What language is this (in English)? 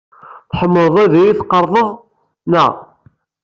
Kabyle